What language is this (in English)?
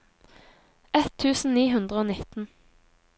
Norwegian